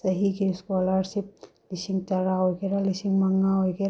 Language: Manipuri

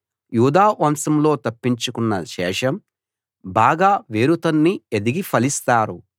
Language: Telugu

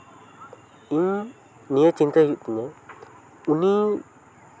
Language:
Santali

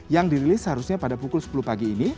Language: Indonesian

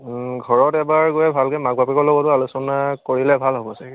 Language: Assamese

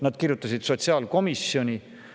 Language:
Estonian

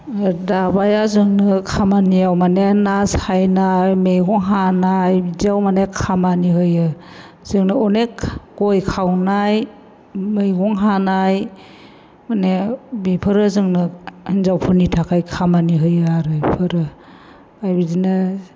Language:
Bodo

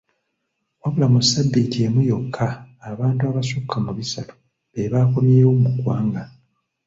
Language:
Ganda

